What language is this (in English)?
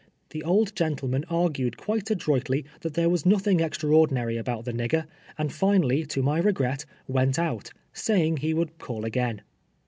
English